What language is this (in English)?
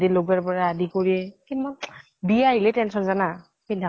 Assamese